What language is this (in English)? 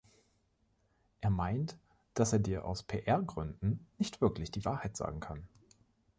German